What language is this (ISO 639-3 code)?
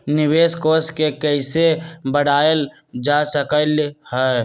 mag